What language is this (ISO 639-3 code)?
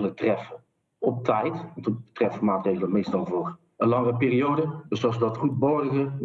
nld